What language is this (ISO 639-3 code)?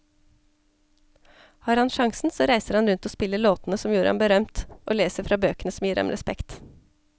nor